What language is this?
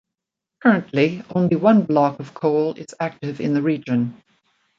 English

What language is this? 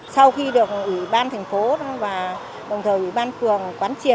Vietnamese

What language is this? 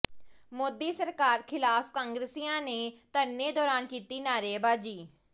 Punjabi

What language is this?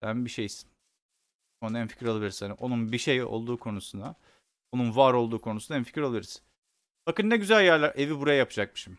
Turkish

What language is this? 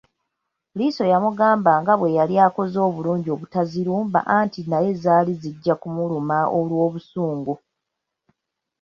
Ganda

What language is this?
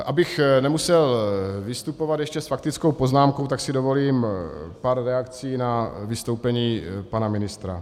Czech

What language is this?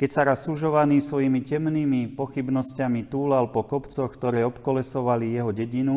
Slovak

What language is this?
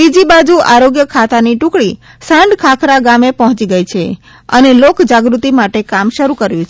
Gujarati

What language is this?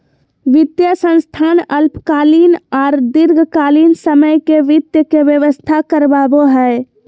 Magahi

